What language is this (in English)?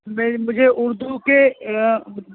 Urdu